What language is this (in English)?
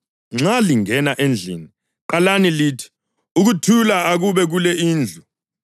North Ndebele